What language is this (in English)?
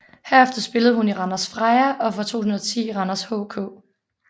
Danish